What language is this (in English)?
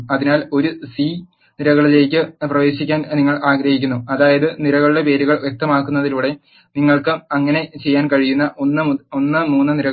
Malayalam